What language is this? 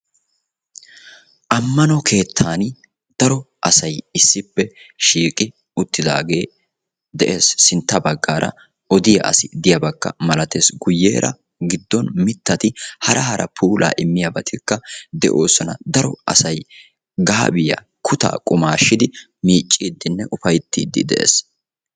Wolaytta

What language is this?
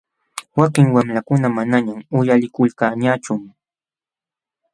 Jauja Wanca Quechua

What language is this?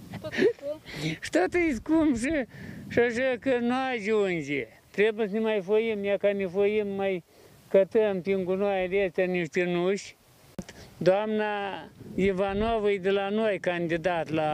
Romanian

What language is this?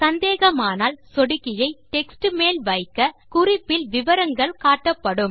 Tamil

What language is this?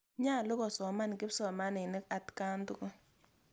Kalenjin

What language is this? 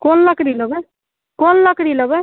Maithili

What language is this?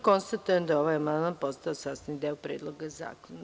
Serbian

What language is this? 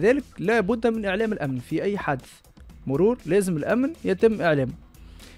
Arabic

